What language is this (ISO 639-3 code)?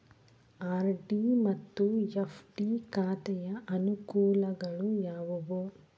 kan